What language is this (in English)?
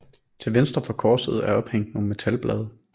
Danish